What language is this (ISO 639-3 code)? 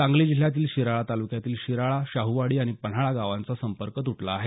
mar